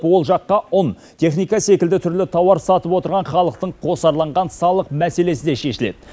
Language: Kazakh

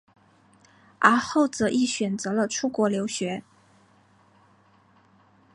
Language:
Chinese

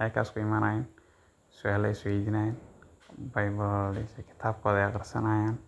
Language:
Somali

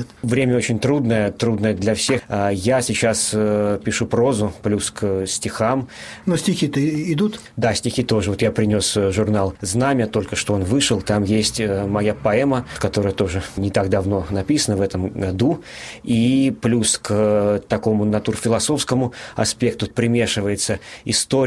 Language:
Russian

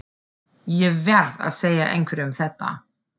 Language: Icelandic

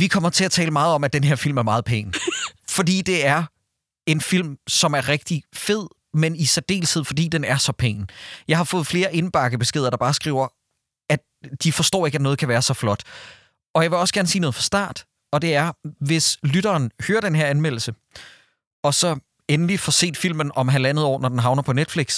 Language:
Danish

